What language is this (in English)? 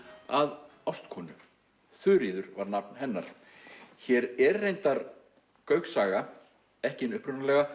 Icelandic